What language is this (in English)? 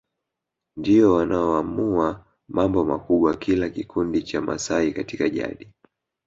Swahili